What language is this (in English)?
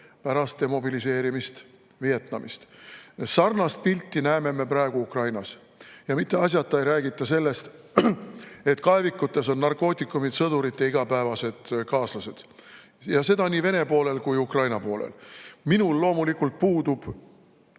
Estonian